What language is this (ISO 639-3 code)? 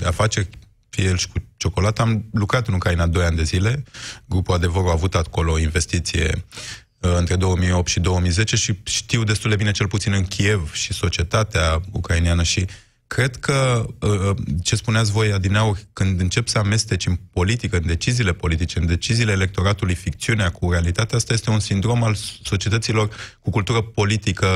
ron